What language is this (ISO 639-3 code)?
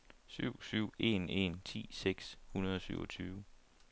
dan